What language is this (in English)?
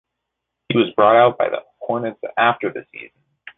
English